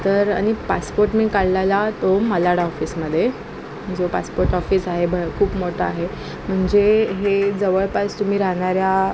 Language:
Marathi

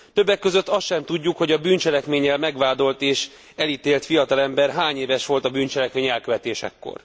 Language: Hungarian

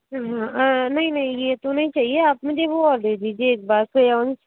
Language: Hindi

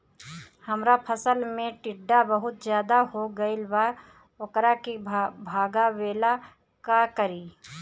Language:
Bhojpuri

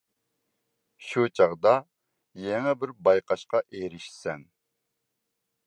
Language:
Uyghur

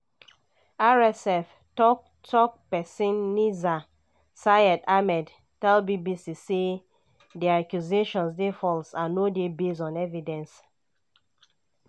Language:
Nigerian Pidgin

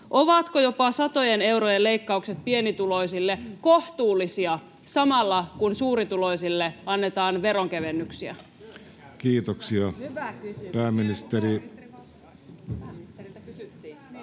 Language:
Finnish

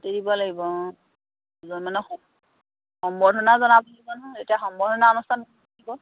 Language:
Assamese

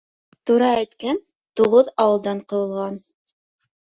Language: Bashkir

